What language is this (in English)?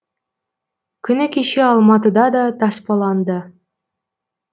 Kazakh